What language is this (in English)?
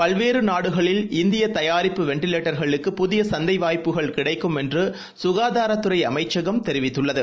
Tamil